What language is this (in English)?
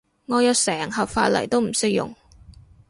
Cantonese